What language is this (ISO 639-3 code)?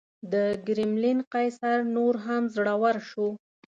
pus